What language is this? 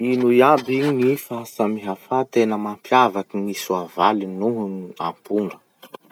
Masikoro Malagasy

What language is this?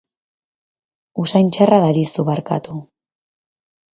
Basque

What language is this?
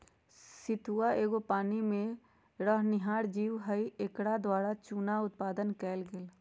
Magahi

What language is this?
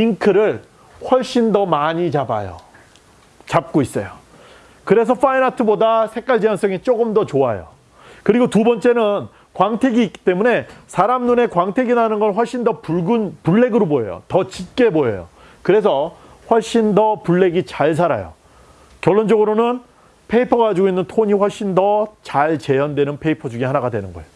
Korean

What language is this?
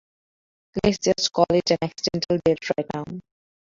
English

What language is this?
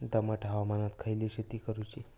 Marathi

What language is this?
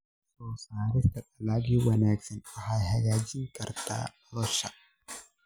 Somali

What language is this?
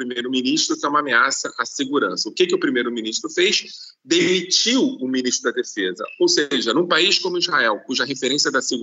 Portuguese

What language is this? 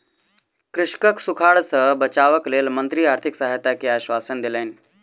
Maithili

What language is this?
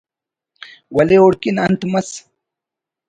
Brahui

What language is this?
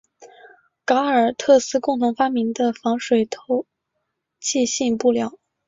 Chinese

